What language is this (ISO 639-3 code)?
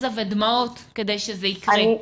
heb